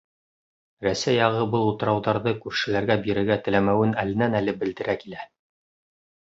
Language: Bashkir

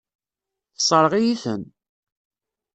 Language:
Kabyle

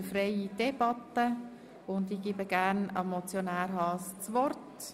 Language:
Swiss German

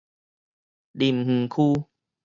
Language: Min Nan Chinese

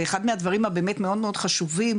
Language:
Hebrew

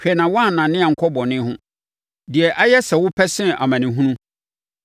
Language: Akan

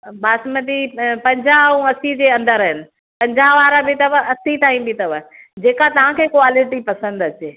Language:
Sindhi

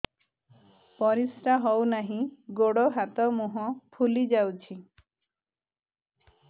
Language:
Odia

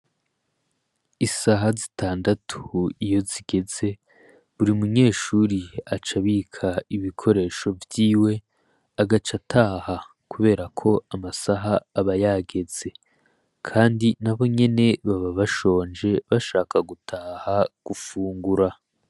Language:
Rundi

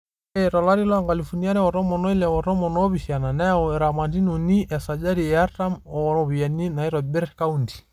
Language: Masai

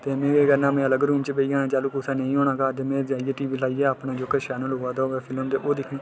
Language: Dogri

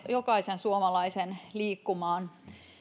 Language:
Finnish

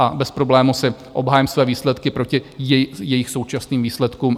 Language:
Czech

